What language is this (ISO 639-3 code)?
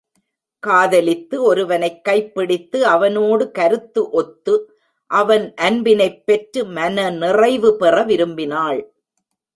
tam